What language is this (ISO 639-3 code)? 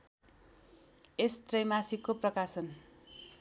nep